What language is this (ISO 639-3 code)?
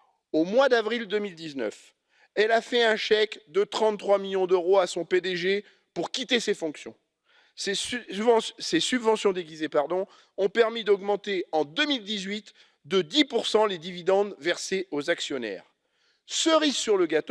fra